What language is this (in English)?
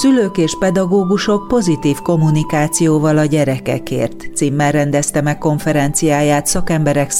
Hungarian